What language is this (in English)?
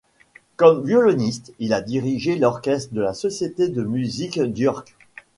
French